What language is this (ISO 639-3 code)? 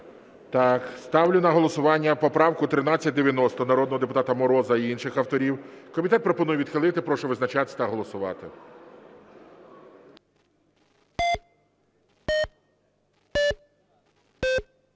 ukr